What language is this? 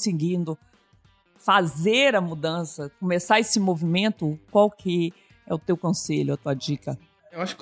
Portuguese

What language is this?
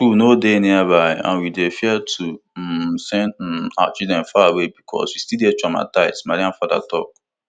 Nigerian Pidgin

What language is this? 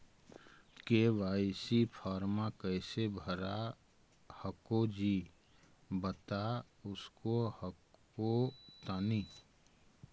Magahi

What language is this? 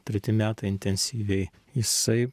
Lithuanian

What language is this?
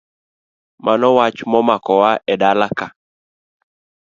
Luo (Kenya and Tanzania)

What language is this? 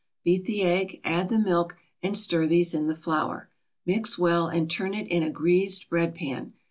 English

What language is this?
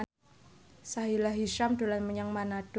Javanese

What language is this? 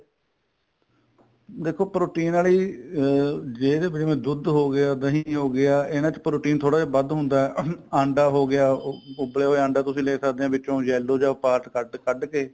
Punjabi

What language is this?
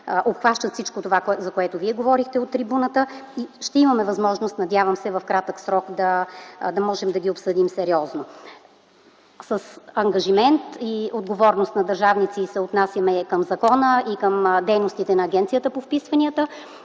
Bulgarian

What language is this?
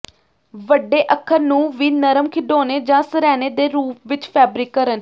Punjabi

